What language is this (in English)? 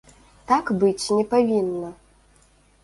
Belarusian